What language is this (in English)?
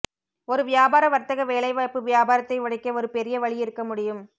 Tamil